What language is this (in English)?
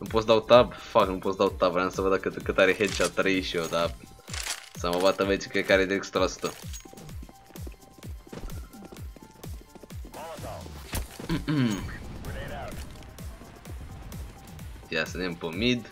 Romanian